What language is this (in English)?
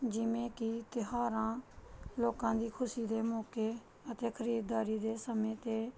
Punjabi